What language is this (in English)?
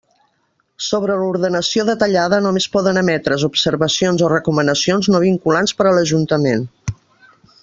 Catalan